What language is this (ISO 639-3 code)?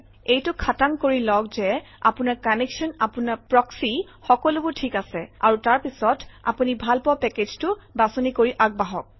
asm